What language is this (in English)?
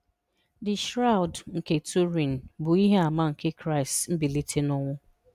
Igbo